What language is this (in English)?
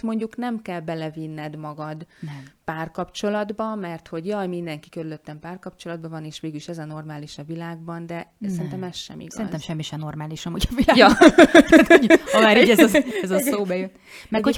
Hungarian